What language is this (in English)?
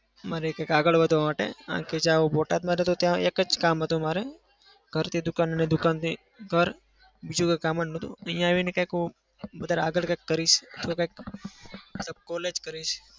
Gujarati